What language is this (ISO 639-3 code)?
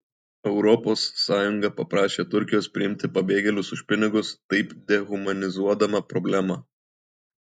lit